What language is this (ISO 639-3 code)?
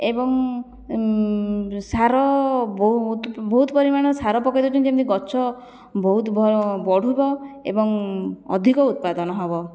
ori